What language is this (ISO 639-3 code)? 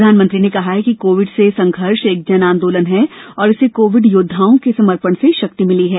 hin